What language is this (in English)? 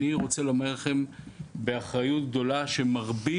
Hebrew